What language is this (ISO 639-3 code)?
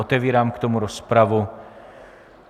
ces